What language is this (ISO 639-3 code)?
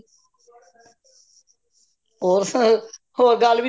pan